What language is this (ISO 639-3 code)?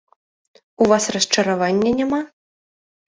bel